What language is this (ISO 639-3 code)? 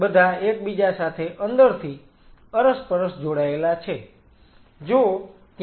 guj